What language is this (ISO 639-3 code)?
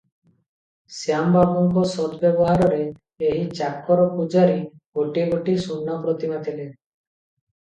ori